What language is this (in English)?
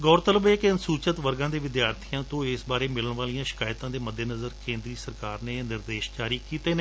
Punjabi